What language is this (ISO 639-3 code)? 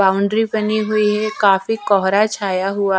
hin